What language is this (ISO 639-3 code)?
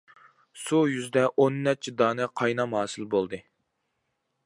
uig